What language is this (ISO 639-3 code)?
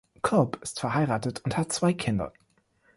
deu